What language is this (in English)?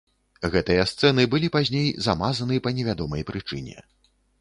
Belarusian